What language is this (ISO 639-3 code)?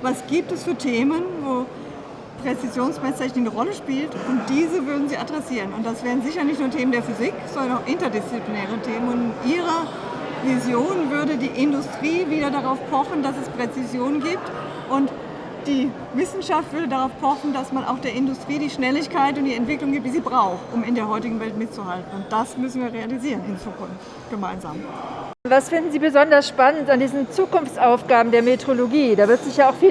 deu